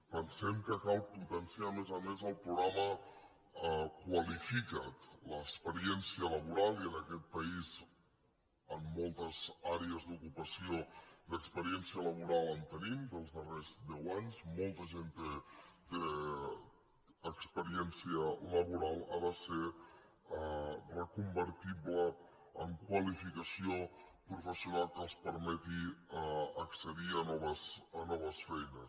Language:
Catalan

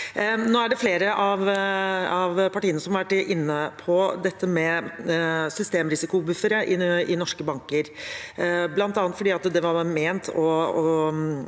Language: Norwegian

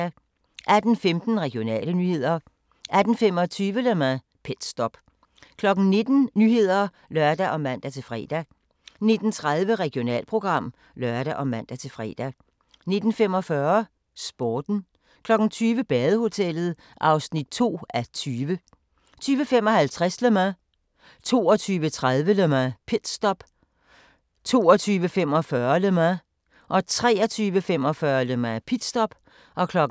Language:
Danish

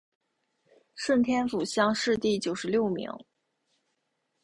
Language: Chinese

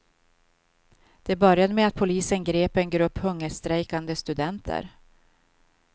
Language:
Swedish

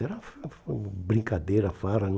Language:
Portuguese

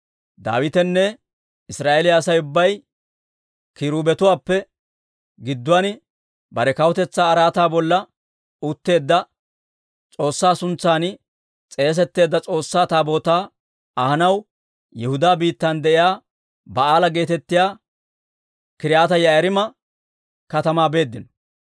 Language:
Dawro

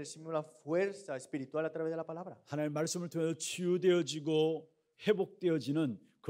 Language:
Korean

